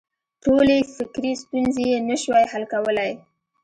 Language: Pashto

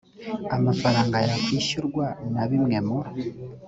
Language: Kinyarwanda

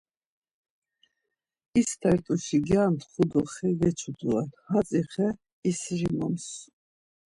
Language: Laz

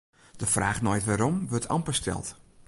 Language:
Western Frisian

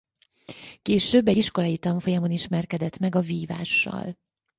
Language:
Hungarian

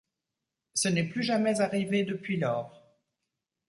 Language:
French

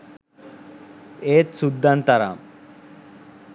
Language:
Sinhala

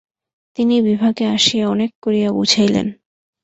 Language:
Bangla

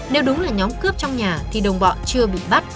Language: Vietnamese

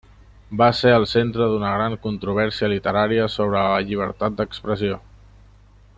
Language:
Catalan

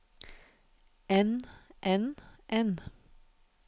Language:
Norwegian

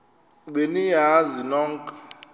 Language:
Xhosa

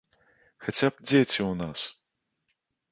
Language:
Belarusian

